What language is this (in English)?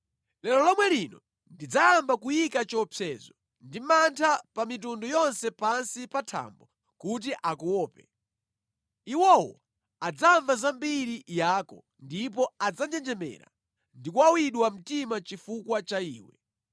Nyanja